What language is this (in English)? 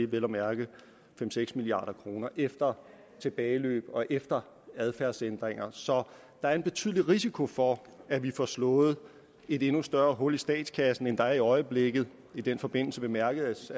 Danish